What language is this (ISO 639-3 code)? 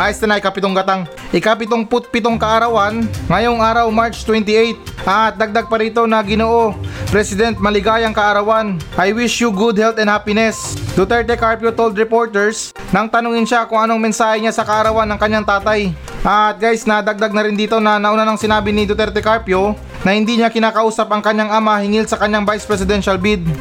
fil